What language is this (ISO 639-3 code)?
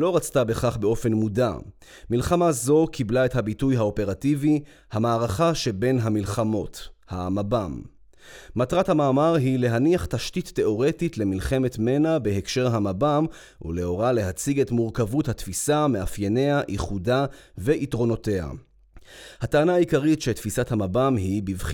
heb